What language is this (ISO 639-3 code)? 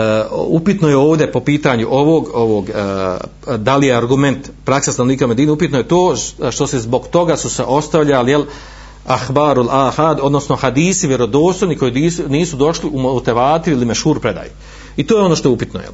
hrv